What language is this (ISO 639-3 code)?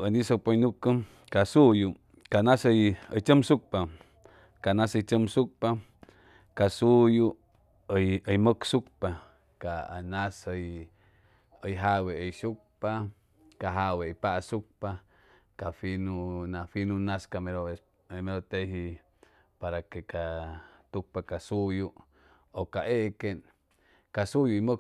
zoh